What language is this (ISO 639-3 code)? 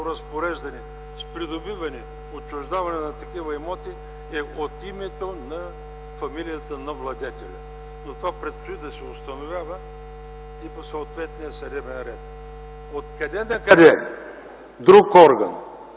bul